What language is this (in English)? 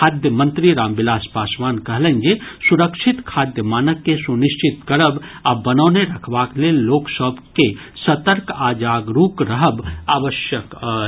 Maithili